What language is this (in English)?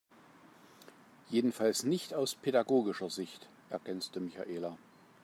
German